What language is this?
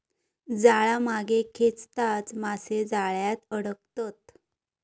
Marathi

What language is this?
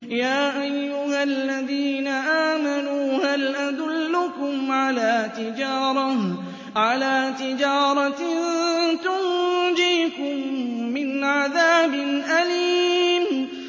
Arabic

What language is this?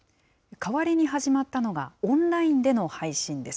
Japanese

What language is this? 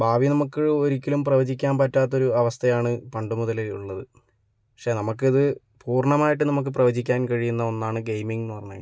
Malayalam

